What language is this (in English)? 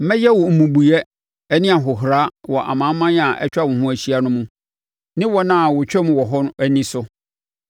Akan